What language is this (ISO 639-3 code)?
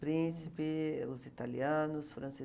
por